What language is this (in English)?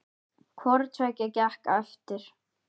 Icelandic